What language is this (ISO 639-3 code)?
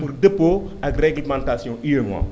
wol